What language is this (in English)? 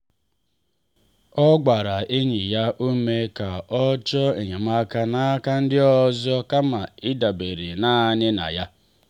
Igbo